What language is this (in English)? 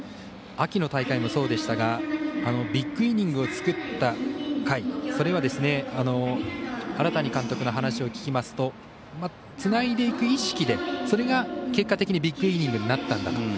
Japanese